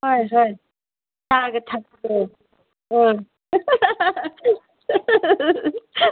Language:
Manipuri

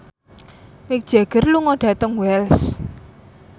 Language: Javanese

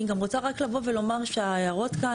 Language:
Hebrew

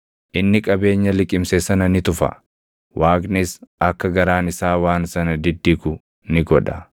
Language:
Oromo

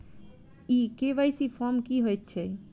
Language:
Maithili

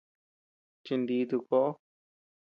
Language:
Tepeuxila Cuicatec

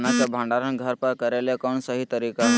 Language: Magahi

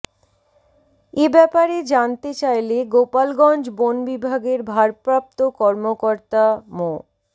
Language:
Bangla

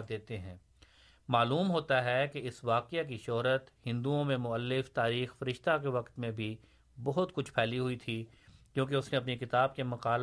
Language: Urdu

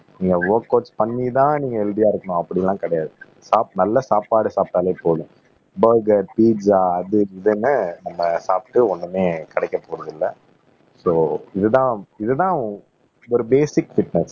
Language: Tamil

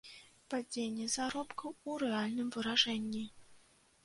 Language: Belarusian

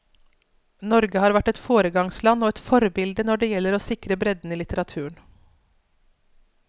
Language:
Norwegian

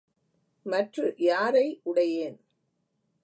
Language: Tamil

